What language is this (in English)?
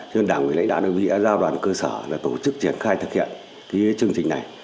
Vietnamese